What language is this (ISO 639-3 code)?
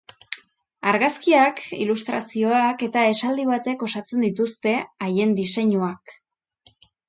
eus